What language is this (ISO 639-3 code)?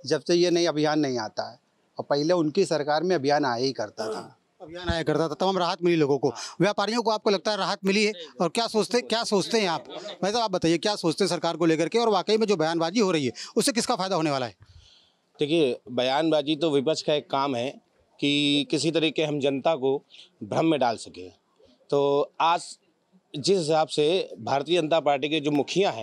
hin